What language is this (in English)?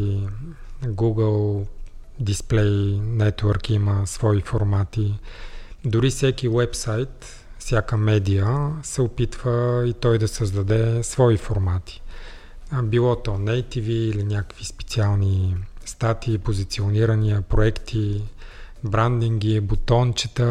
Bulgarian